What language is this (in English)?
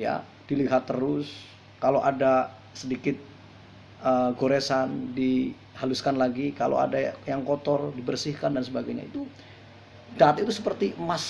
Indonesian